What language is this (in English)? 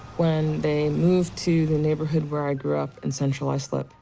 English